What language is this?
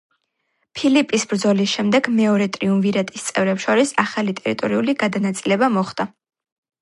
Georgian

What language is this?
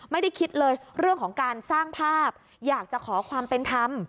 Thai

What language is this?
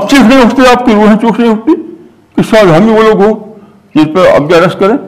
Urdu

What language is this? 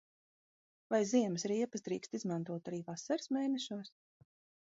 Latvian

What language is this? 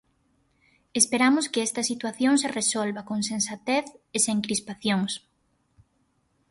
Galician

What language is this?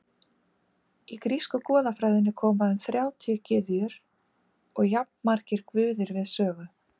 Icelandic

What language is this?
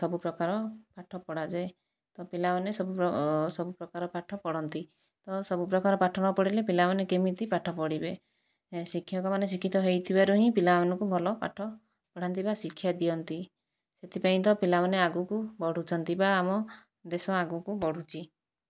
Odia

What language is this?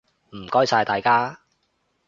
Cantonese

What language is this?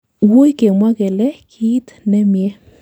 Kalenjin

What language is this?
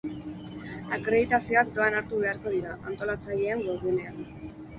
Basque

